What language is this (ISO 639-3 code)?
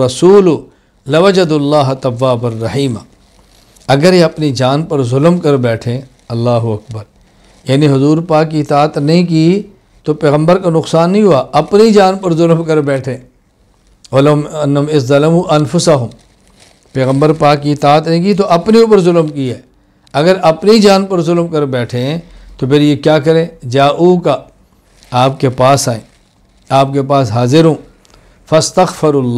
ind